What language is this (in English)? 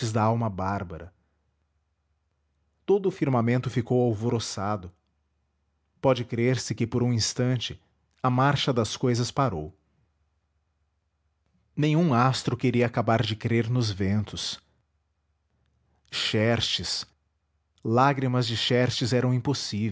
Portuguese